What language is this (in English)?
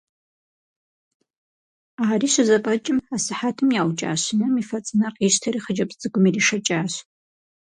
Kabardian